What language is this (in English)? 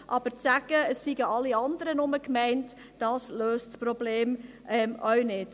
Swiss German